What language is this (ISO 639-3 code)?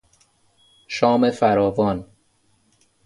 fas